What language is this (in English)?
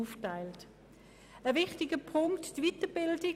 Swiss German